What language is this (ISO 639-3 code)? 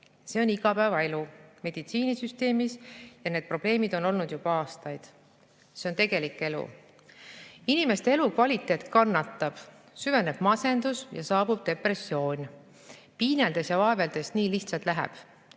est